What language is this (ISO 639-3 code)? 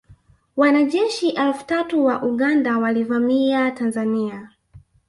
swa